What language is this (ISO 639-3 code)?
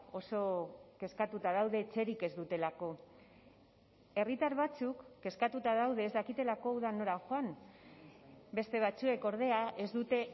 eus